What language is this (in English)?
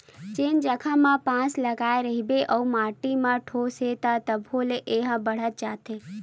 Chhattisgarhi